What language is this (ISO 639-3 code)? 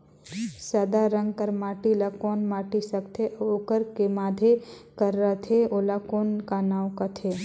hne